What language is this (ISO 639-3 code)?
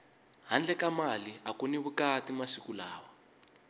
tso